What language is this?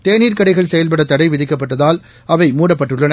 Tamil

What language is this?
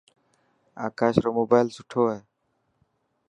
Dhatki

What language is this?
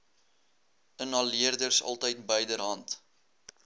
Afrikaans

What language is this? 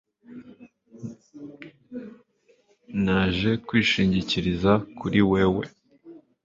Kinyarwanda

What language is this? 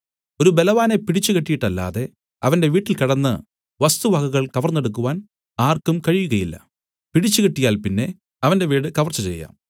Malayalam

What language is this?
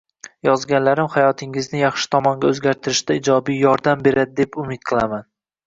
Uzbek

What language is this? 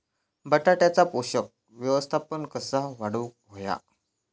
Marathi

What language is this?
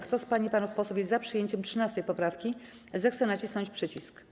Polish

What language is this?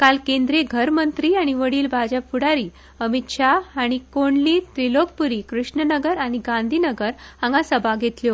Konkani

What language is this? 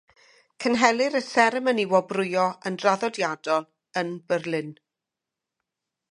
Welsh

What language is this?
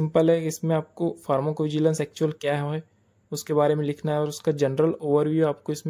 Hindi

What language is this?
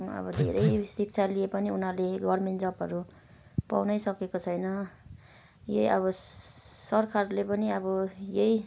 Nepali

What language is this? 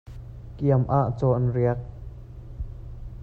Hakha Chin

